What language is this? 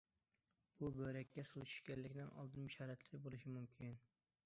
Uyghur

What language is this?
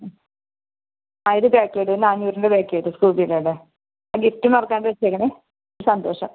Malayalam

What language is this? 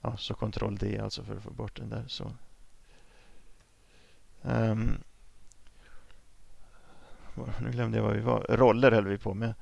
Swedish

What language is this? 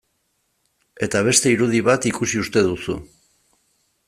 Basque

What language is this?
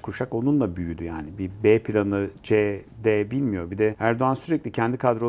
Turkish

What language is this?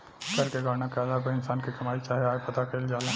Bhojpuri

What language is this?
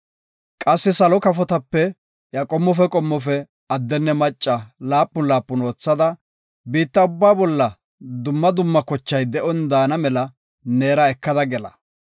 Gofa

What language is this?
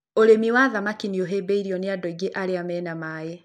Kikuyu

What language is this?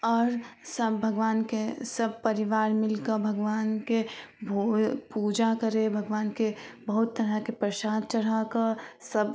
Maithili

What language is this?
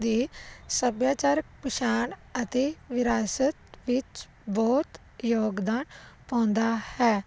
Punjabi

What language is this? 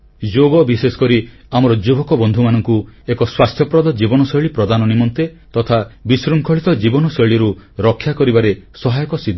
Odia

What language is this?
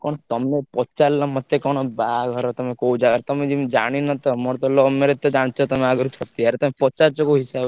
Odia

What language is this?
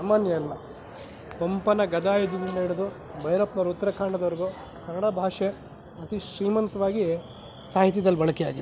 Kannada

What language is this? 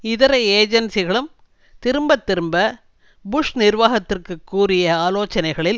Tamil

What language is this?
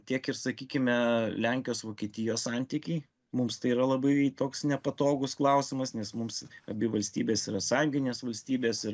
Lithuanian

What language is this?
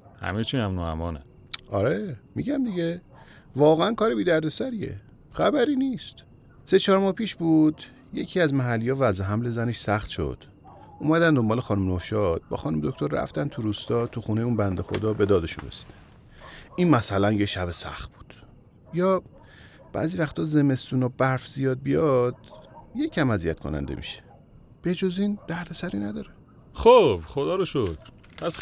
Persian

